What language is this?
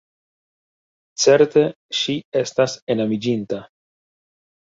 Esperanto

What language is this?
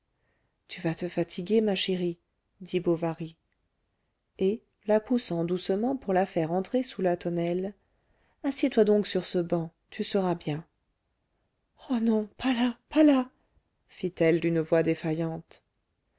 French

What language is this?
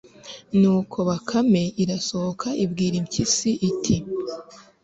Kinyarwanda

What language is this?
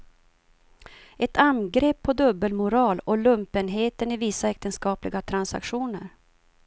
Swedish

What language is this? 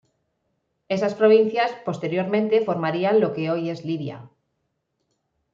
Spanish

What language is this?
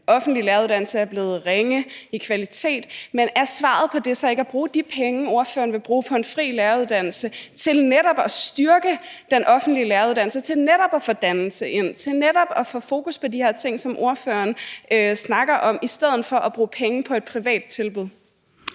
Danish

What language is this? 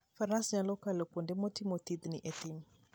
Luo (Kenya and Tanzania)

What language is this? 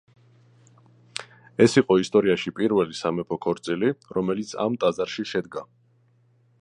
Georgian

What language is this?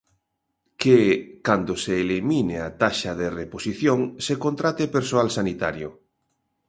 Galician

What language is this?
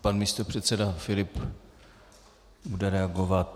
Czech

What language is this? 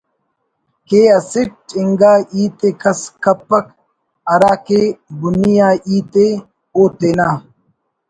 Brahui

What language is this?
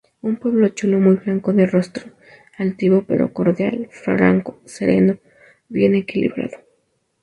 Spanish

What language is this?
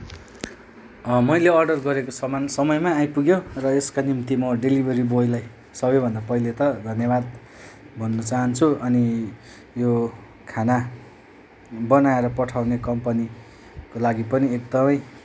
Nepali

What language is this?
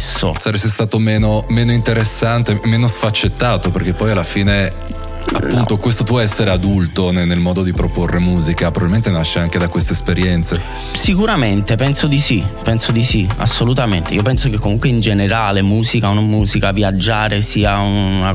Italian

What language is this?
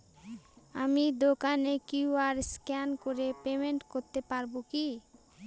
Bangla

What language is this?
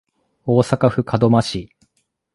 Japanese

